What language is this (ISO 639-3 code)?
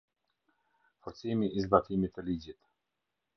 sqi